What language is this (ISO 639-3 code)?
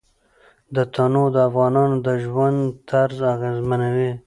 pus